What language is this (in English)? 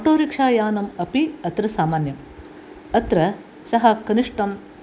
Sanskrit